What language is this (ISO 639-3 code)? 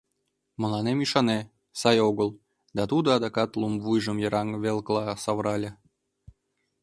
chm